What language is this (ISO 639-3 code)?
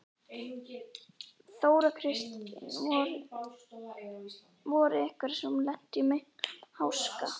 isl